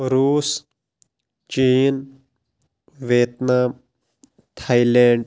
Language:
Kashmiri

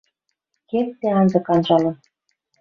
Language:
Western Mari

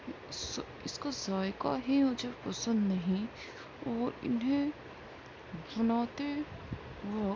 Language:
Urdu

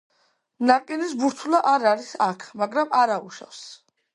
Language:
Georgian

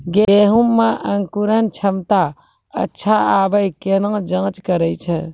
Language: Maithili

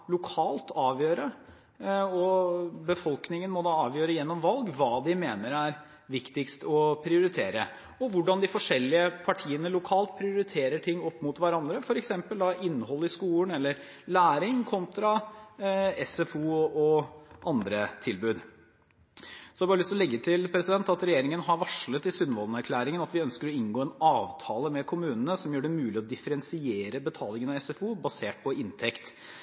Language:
Norwegian Bokmål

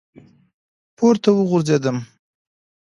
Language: Pashto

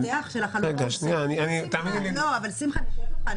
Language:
Hebrew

